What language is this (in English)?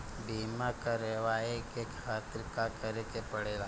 Bhojpuri